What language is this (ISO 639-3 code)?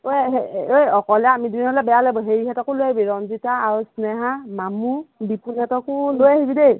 asm